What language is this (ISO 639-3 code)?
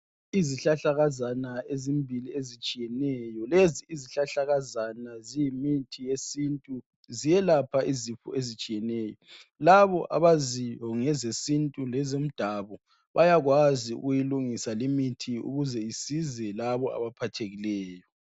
nde